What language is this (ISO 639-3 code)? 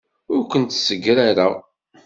kab